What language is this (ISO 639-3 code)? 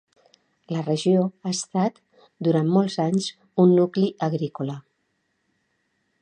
cat